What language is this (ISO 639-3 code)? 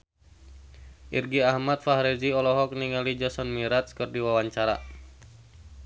sun